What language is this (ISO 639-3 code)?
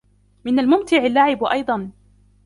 ara